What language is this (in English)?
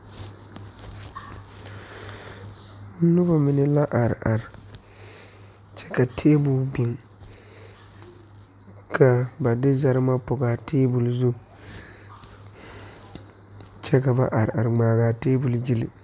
Southern Dagaare